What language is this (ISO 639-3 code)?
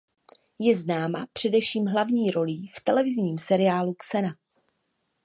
ces